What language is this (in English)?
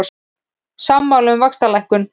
Icelandic